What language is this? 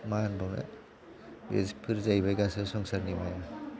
Bodo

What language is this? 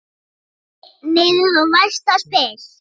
Icelandic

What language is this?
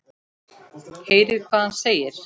Icelandic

